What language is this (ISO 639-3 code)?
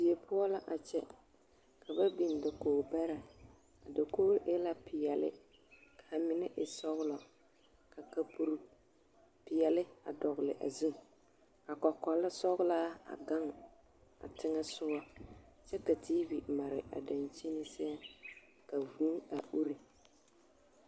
dga